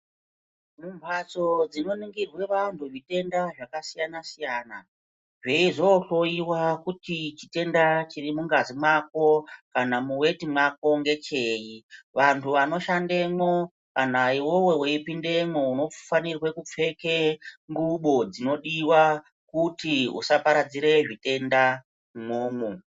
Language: Ndau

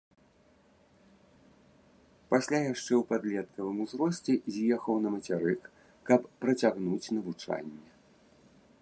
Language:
Belarusian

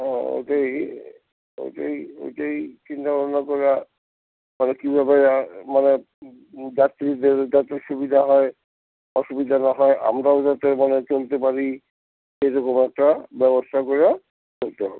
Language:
Bangla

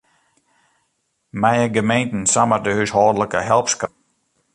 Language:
Western Frisian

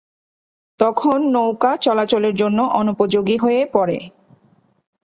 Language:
Bangla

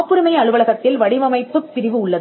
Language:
Tamil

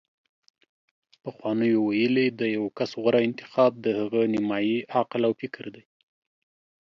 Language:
Pashto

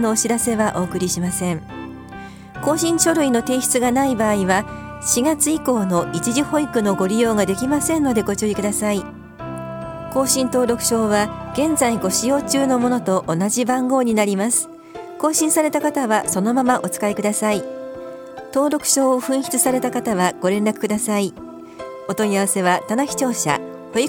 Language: Japanese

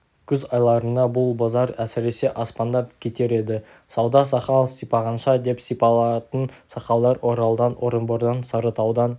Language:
Kazakh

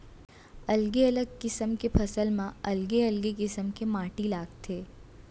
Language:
Chhattisgarhi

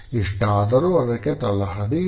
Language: Kannada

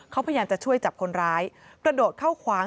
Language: Thai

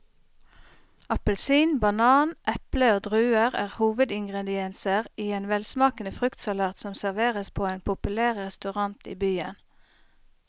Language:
Norwegian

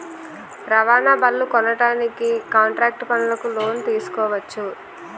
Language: Telugu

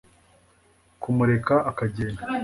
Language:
Kinyarwanda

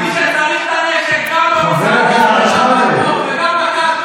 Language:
Hebrew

